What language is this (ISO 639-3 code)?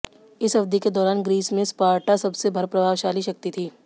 hin